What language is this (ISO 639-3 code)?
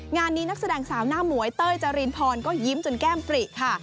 tha